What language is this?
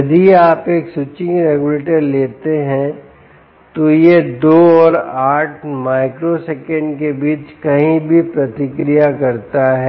Hindi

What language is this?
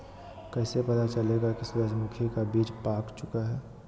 Magahi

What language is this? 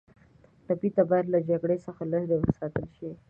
Pashto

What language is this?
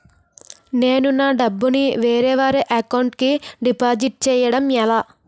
Telugu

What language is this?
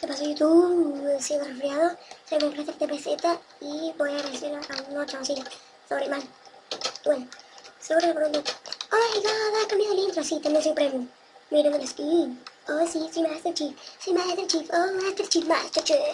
Spanish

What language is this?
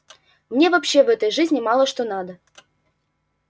Russian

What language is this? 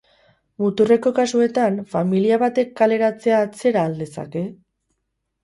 Basque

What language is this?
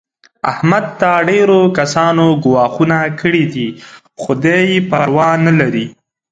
Pashto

